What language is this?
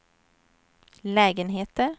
Swedish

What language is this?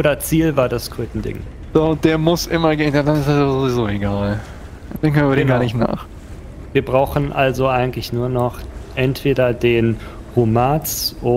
German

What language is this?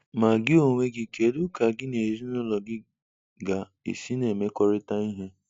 Igbo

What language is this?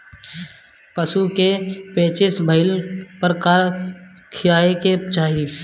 Bhojpuri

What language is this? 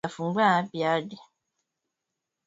Swahili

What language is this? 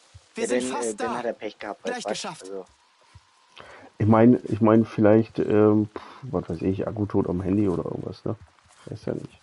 German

